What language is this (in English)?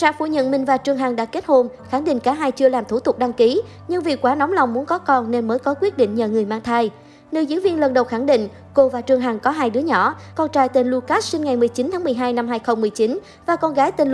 Vietnamese